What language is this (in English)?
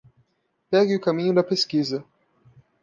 Portuguese